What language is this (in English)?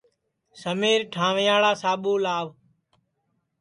Sansi